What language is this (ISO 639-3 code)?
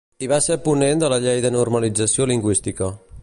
cat